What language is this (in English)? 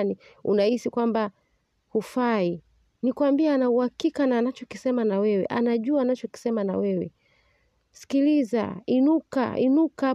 Swahili